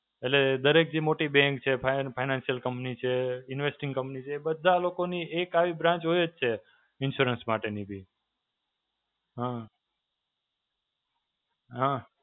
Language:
Gujarati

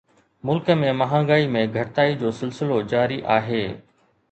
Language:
Sindhi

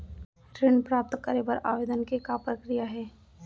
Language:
Chhattisgarhi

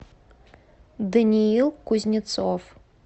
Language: Russian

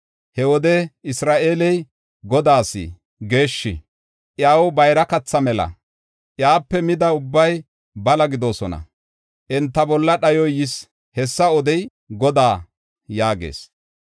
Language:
Gofa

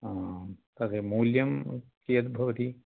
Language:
Sanskrit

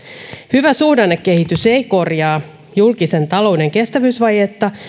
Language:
Finnish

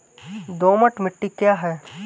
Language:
Hindi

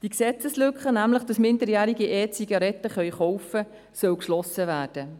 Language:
Swiss German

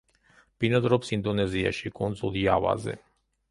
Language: Georgian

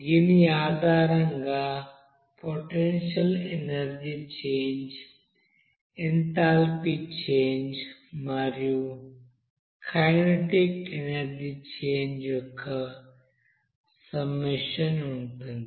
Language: Telugu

